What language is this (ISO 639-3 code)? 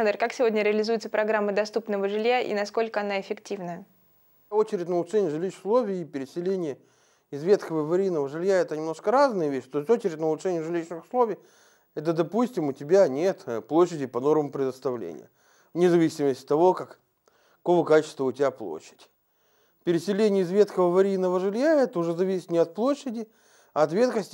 rus